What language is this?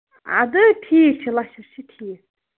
Kashmiri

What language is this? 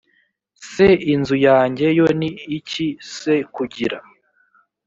Kinyarwanda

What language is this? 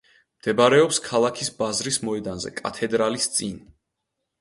Georgian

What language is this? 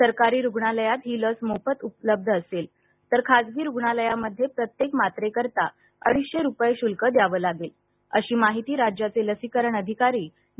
Marathi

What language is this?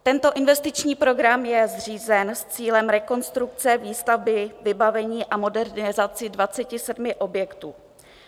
Czech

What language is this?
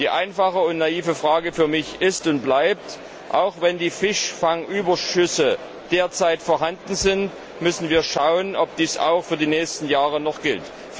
German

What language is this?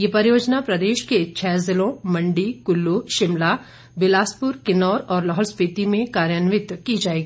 Hindi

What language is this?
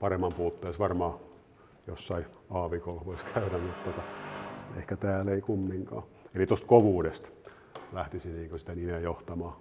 Finnish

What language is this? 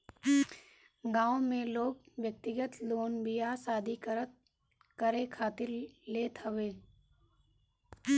Bhojpuri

